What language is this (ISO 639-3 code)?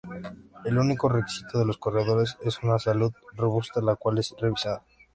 spa